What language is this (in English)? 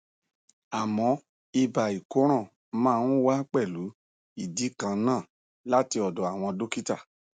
Yoruba